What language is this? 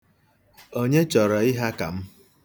Igbo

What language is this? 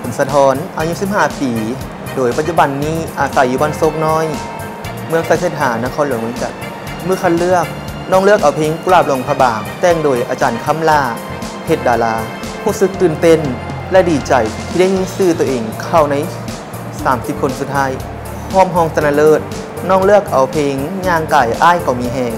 Thai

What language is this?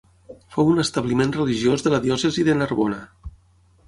Catalan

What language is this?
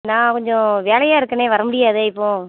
Tamil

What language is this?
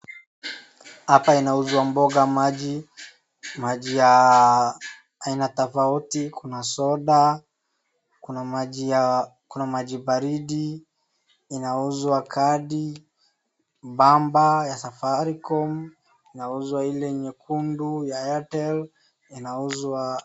Swahili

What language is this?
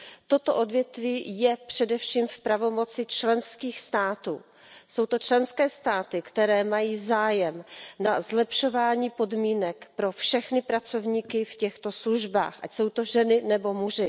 Czech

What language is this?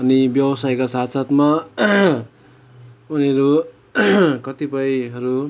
Nepali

